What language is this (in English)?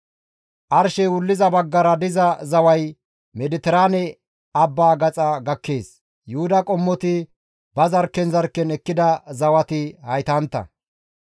Gamo